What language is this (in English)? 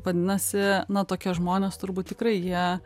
Lithuanian